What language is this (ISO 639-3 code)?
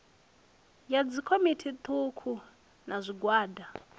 ven